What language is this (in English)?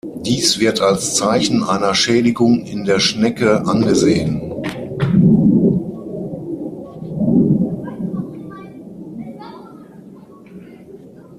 German